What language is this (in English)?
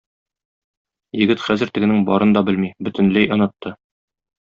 Tatar